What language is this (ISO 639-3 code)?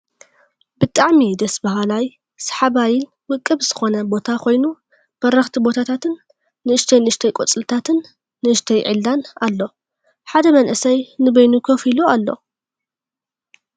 tir